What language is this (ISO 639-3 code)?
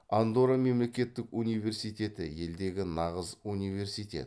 kaz